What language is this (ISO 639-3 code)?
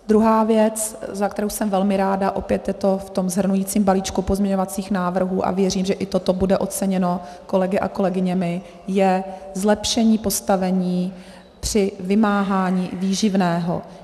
ces